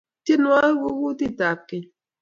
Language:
Kalenjin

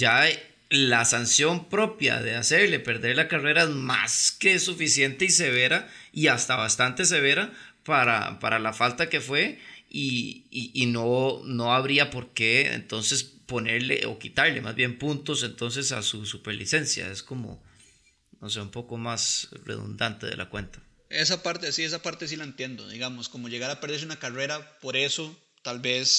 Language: Spanish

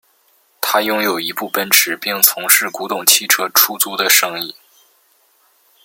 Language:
Chinese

